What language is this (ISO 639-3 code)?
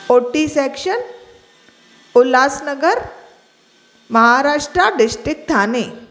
snd